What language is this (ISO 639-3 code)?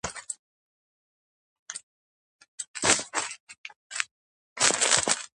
kat